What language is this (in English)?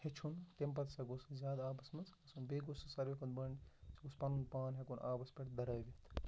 Kashmiri